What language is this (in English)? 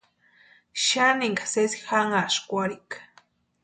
Western Highland Purepecha